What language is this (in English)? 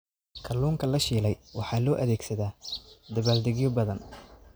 Somali